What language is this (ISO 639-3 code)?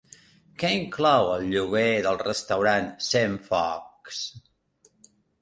cat